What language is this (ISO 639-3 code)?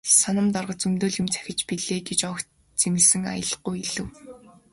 mon